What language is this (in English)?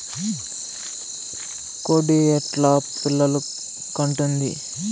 Telugu